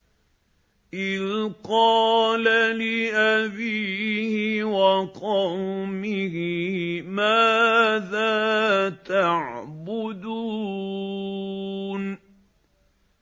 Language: Arabic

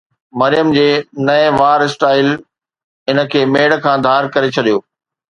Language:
Sindhi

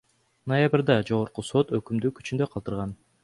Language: Kyrgyz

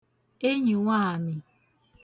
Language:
Igbo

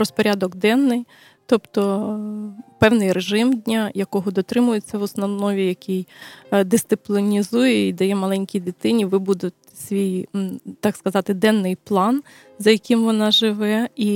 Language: Ukrainian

